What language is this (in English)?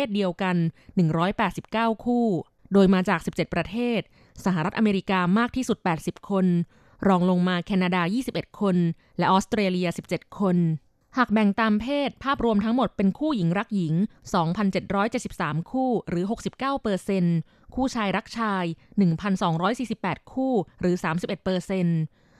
Thai